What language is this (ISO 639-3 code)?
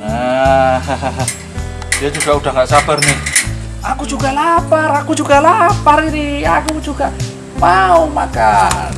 ind